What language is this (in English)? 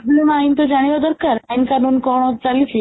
Odia